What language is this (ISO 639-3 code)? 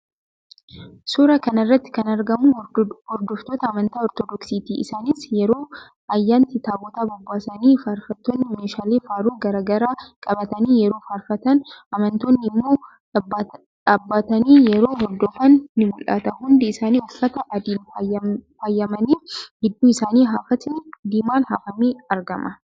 orm